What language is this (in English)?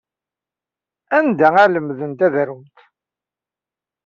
Kabyle